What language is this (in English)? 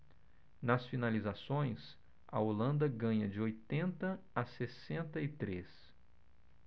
Portuguese